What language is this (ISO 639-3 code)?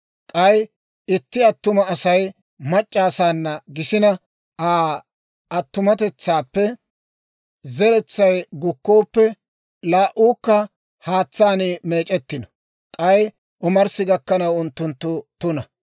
dwr